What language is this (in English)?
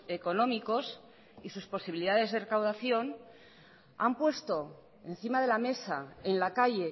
Spanish